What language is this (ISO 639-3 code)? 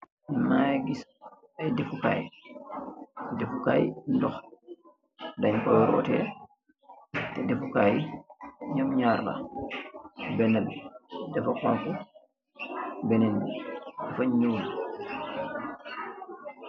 wol